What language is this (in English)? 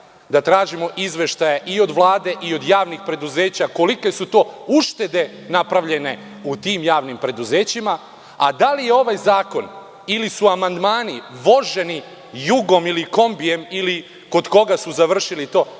Serbian